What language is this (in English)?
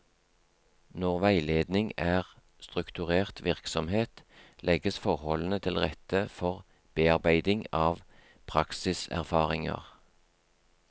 Norwegian